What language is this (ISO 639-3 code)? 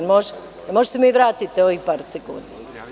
srp